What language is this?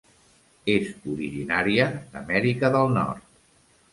Catalan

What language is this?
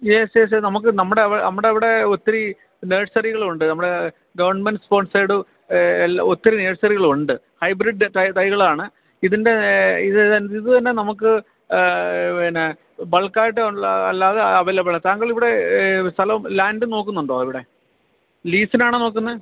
Malayalam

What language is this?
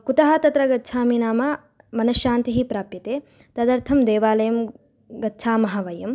Sanskrit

